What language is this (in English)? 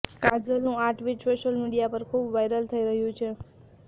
Gujarati